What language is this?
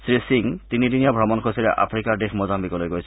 Assamese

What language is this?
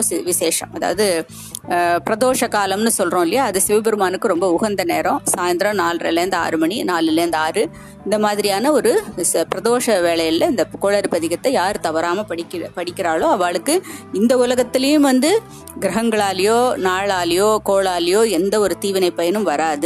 Tamil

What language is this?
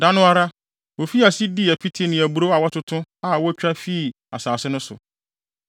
Akan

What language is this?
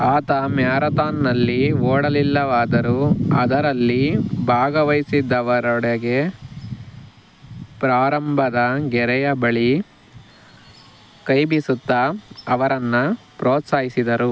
Kannada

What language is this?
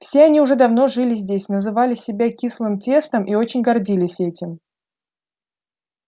Russian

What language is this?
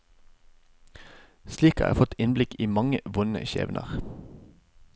Norwegian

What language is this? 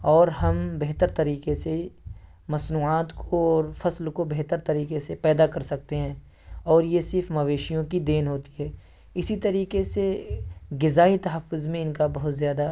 Urdu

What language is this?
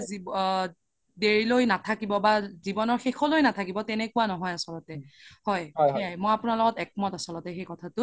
Assamese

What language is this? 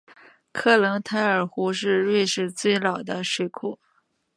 Chinese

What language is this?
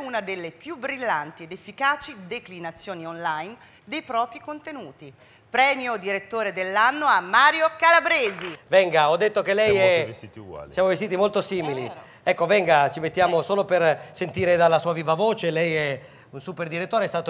Italian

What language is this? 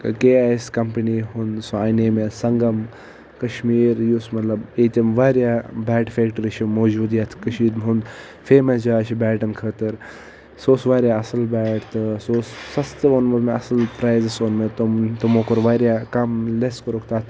Kashmiri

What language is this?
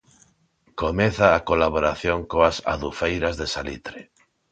Galician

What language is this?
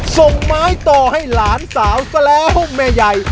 Thai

